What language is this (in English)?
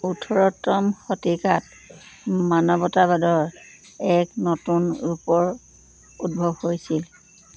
Assamese